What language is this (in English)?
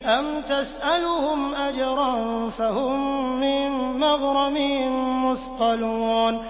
Arabic